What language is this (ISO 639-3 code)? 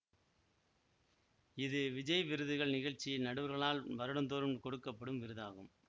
tam